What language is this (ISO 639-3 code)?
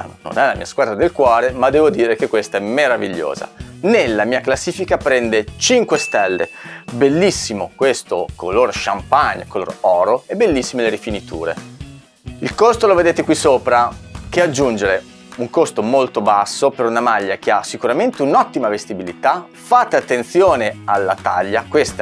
ita